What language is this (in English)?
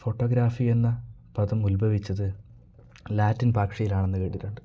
Malayalam